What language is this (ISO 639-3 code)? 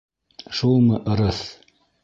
bak